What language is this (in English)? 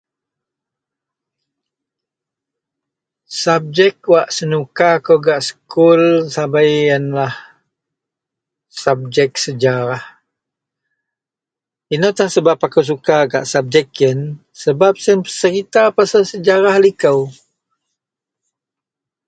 Central Melanau